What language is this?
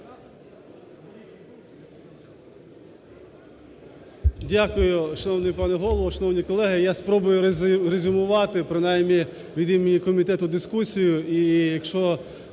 Ukrainian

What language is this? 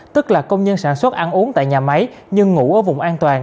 Vietnamese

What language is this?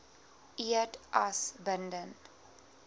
Afrikaans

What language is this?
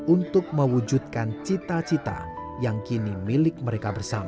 Indonesian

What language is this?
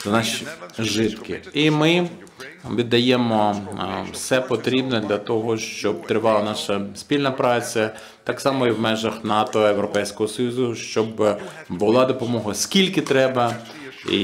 Ukrainian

